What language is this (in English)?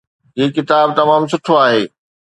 Sindhi